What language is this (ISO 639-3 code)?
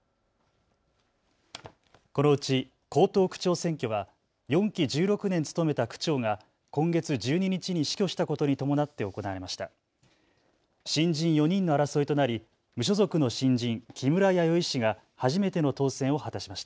jpn